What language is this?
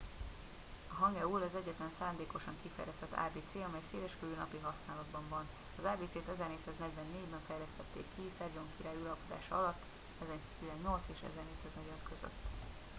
Hungarian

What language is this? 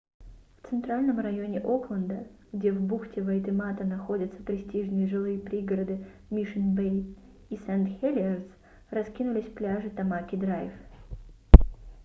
Russian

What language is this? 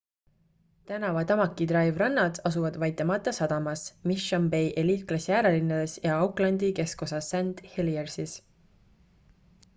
Estonian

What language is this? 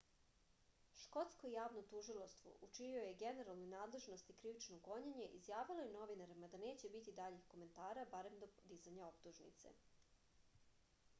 Serbian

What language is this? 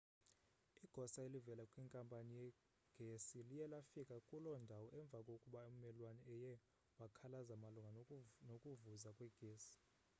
Xhosa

